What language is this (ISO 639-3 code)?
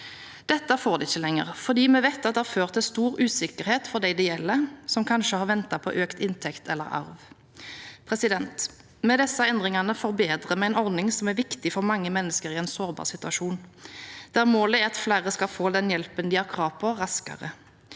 nor